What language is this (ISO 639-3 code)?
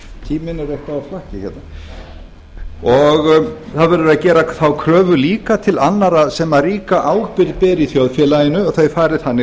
isl